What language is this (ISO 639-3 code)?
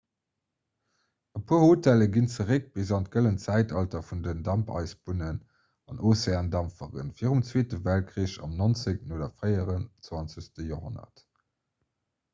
ltz